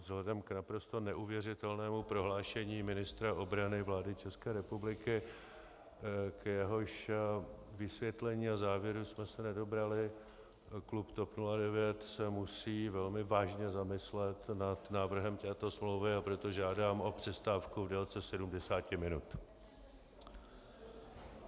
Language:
Czech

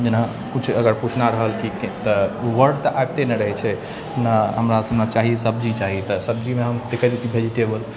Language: Maithili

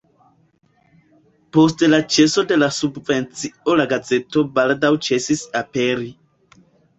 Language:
Esperanto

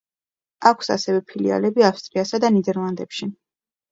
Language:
Georgian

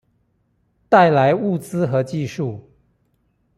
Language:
Chinese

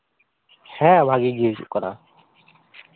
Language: Santali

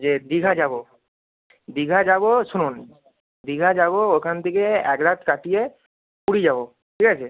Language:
Bangla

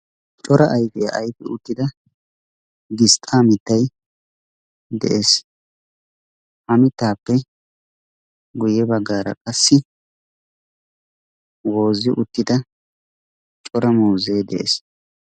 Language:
Wolaytta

